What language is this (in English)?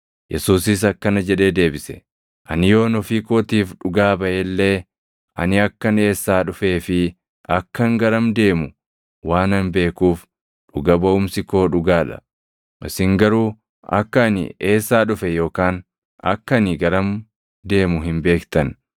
Oromo